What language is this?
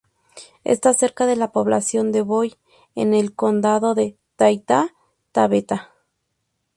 Spanish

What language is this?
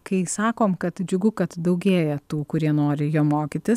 Lithuanian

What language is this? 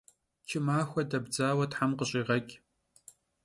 Kabardian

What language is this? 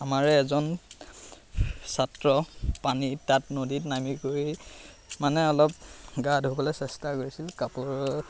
Assamese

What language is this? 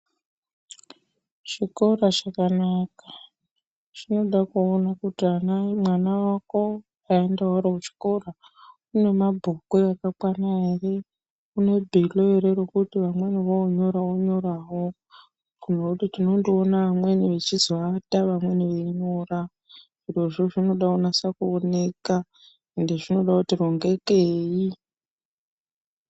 Ndau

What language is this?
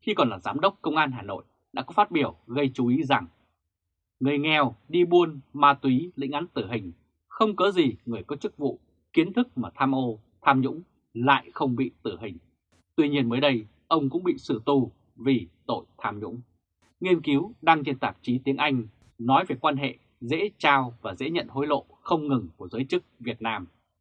Vietnamese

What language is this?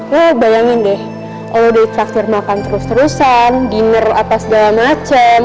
Indonesian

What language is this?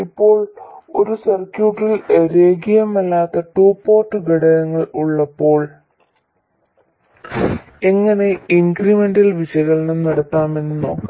Malayalam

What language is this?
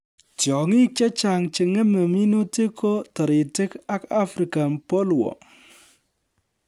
Kalenjin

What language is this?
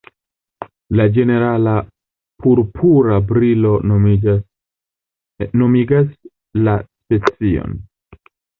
Esperanto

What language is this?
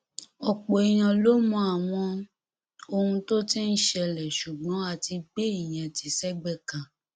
Yoruba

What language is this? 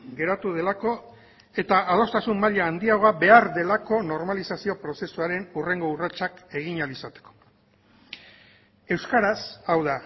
Basque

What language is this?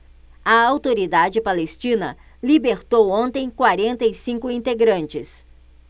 Portuguese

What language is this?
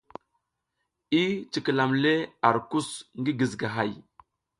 South Giziga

